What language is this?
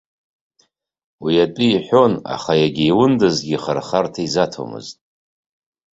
Abkhazian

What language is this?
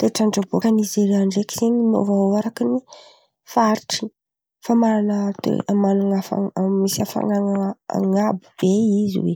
Antankarana Malagasy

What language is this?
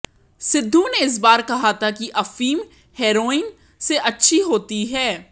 Hindi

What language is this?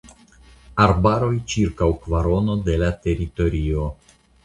Esperanto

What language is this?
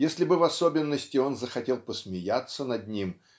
Russian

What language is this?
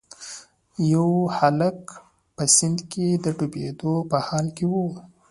Pashto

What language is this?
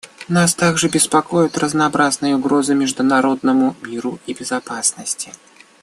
Russian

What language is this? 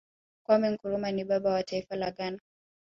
Swahili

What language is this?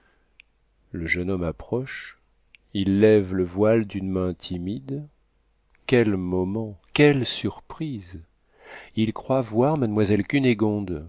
French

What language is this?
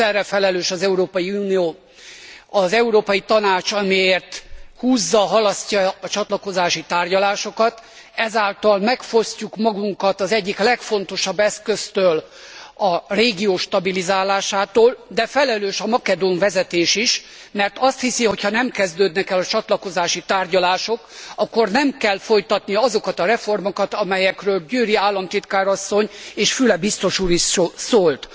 Hungarian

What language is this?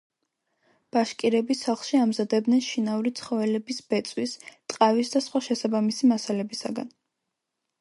Georgian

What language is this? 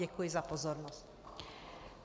Czech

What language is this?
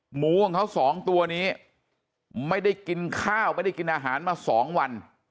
Thai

